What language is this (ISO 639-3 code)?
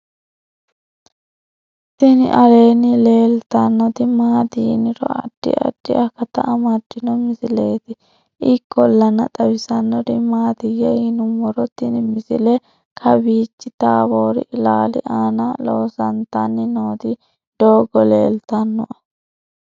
sid